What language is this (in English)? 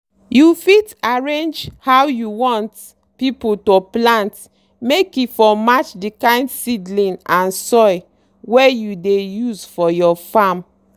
Nigerian Pidgin